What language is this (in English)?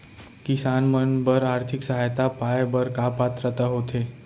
Chhattisgarhi